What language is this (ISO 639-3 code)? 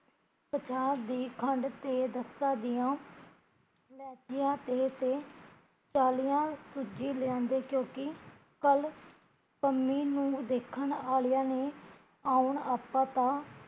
pan